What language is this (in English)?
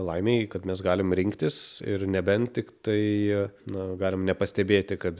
Lithuanian